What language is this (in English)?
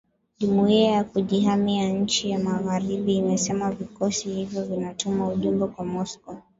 Swahili